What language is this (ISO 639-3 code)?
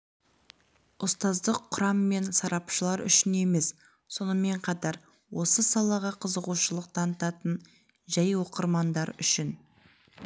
kaz